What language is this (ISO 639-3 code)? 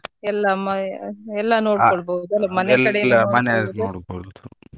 kan